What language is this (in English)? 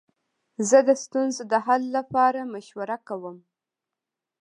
Pashto